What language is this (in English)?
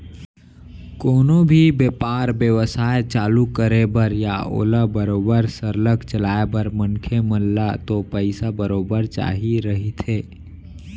Chhattisgarhi